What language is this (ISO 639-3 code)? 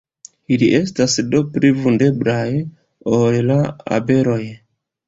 epo